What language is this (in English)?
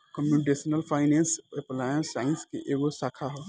Bhojpuri